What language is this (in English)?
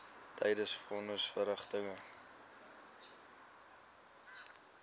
Afrikaans